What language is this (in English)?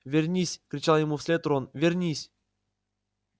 Russian